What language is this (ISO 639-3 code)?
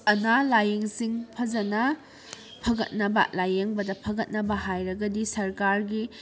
mni